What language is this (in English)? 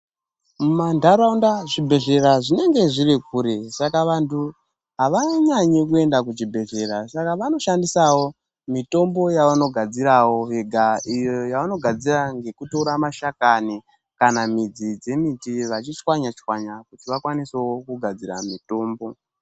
Ndau